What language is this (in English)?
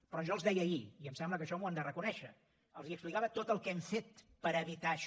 Catalan